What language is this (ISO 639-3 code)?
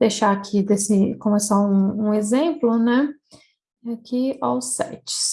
por